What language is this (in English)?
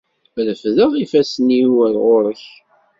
Kabyle